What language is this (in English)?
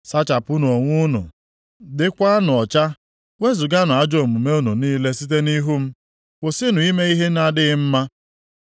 Igbo